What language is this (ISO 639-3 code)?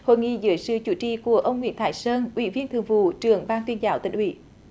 vie